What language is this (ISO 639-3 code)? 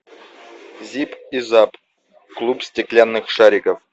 rus